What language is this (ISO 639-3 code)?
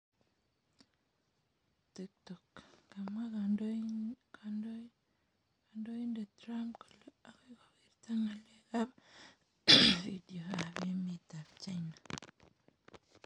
kln